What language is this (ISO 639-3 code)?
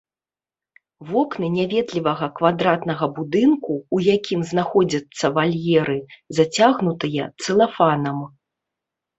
bel